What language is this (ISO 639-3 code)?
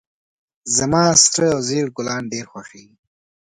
pus